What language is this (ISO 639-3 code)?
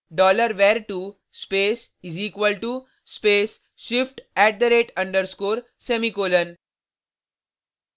hin